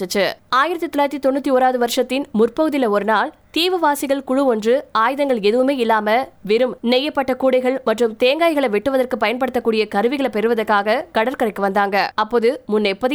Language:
Tamil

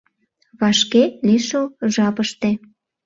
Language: Mari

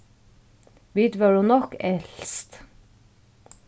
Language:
Faroese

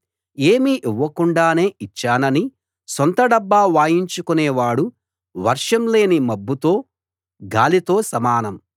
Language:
Telugu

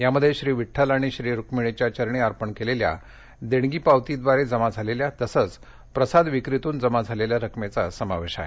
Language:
Marathi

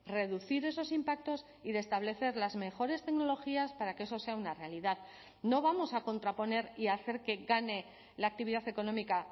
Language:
Spanish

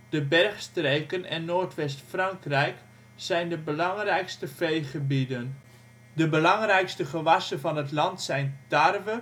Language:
Dutch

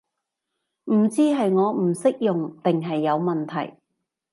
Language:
Cantonese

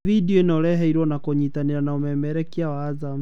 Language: Kikuyu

